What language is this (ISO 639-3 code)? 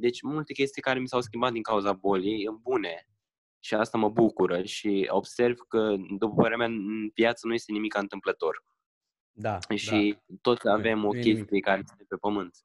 ron